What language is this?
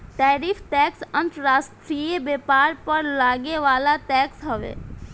Bhojpuri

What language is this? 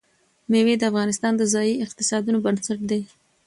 Pashto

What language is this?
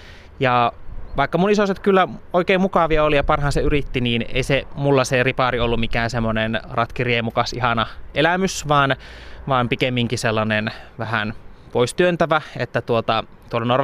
Finnish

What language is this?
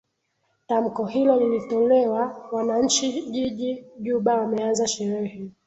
Swahili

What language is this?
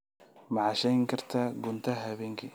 Somali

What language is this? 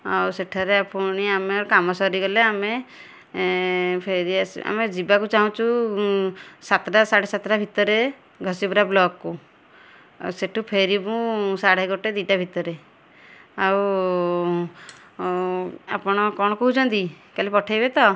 Odia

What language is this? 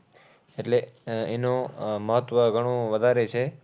Gujarati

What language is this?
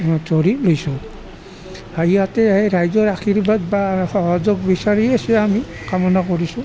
Assamese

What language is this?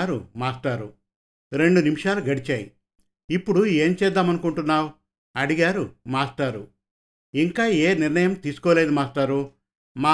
Telugu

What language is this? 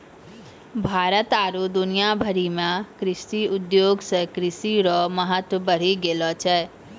Maithili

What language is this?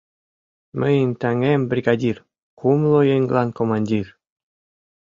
Mari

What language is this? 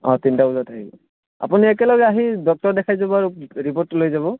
Assamese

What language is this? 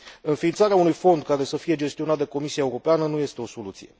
Romanian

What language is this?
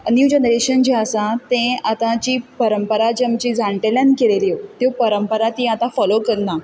Konkani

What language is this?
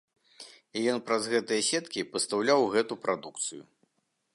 Belarusian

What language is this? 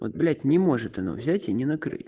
Russian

